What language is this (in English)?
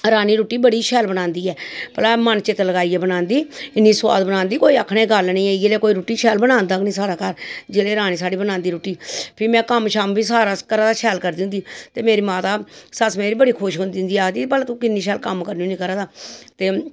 Dogri